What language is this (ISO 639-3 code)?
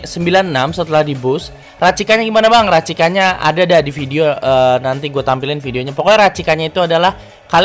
ind